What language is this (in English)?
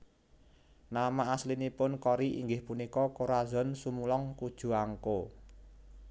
Javanese